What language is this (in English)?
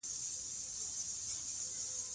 Pashto